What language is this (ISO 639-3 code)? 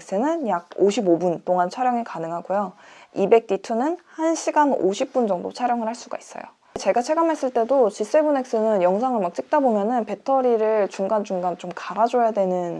kor